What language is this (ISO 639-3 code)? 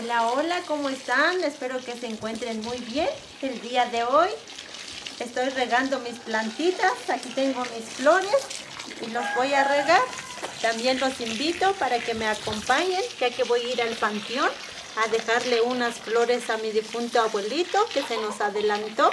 spa